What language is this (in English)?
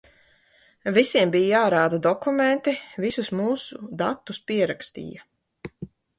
Latvian